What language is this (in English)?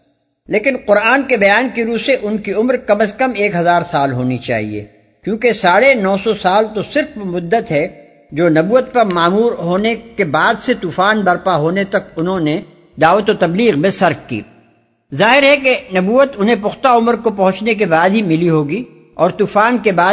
Urdu